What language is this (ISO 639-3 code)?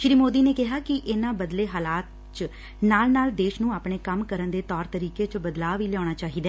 pan